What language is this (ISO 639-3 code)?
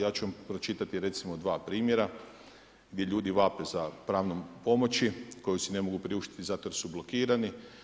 hrv